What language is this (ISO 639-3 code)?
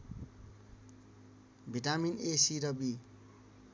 nep